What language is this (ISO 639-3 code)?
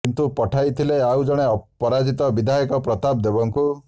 ori